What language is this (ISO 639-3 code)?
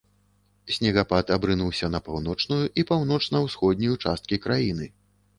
bel